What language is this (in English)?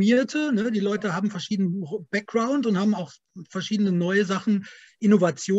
German